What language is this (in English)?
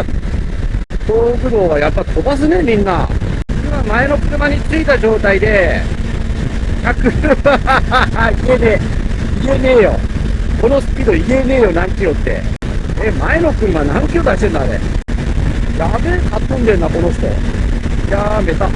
Japanese